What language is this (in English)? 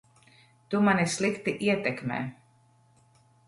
Latvian